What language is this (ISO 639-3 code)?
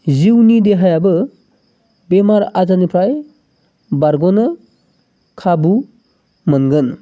brx